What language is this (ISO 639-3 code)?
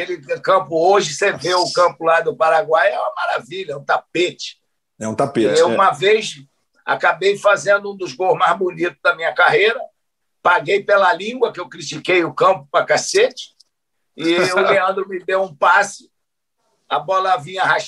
por